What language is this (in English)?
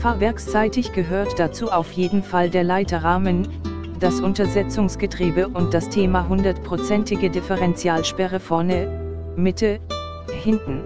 German